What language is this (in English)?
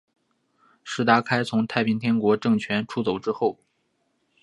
Chinese